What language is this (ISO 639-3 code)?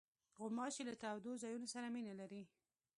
pus